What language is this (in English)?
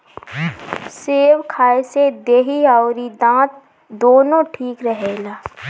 Bhojpuri